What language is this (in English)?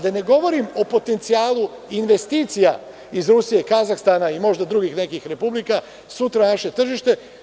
Serbian